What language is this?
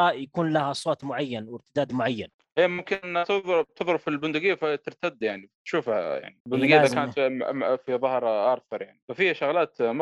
Arabic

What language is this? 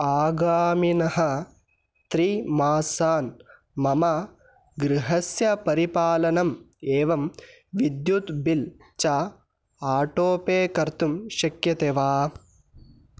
Sanskrit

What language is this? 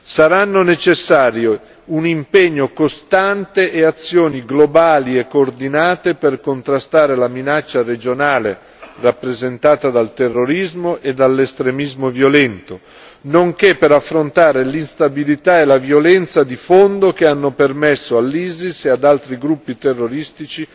Italian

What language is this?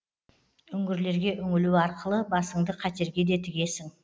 Kazakh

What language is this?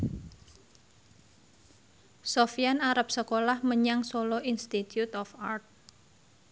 Javanese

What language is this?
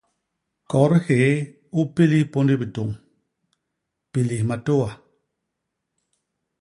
Basaa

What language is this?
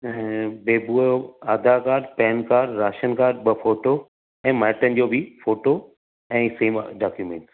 Sindhi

